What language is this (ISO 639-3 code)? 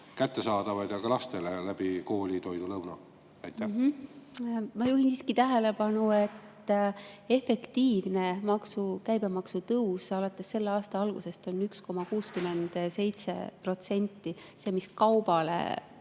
est